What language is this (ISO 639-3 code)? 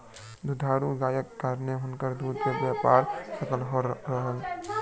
mai